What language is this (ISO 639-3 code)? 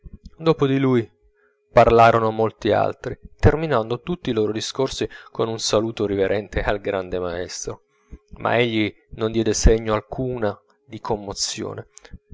ita